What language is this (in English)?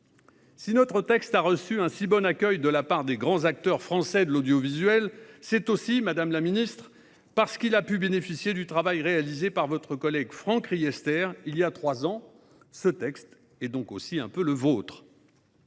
French